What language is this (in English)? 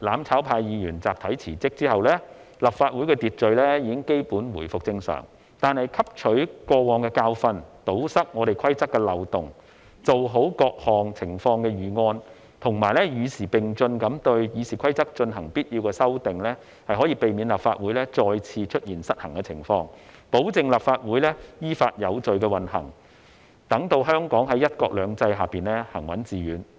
Cantonese